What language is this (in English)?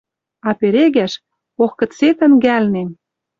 Western Mari